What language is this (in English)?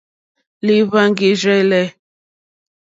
Mokpwe